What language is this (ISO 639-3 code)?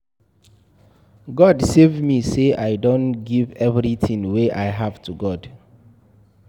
pcm